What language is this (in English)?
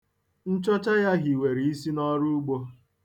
Igbo